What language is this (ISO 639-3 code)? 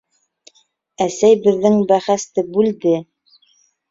bak